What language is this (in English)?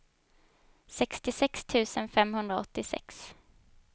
Swedish